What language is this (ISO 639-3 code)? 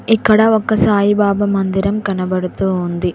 tel